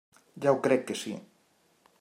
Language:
Catalan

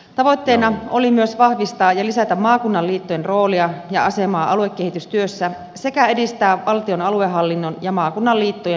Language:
Finnish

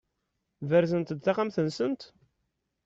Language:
Kabyle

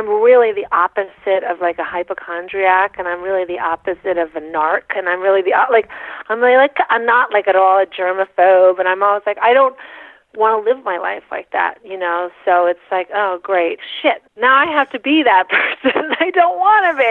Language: English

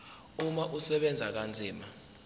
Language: Zulu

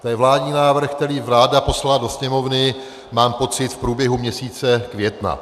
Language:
Czech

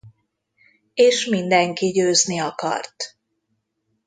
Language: Hungarian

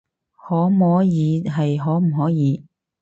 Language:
Cantonese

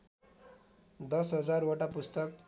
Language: Nepali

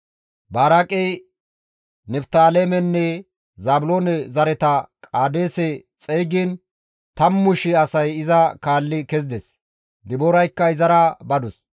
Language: Gamo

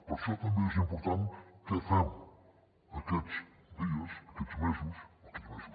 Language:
Catalan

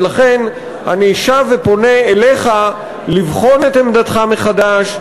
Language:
Hebrew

